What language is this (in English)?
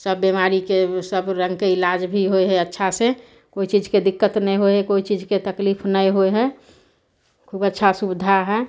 Maithili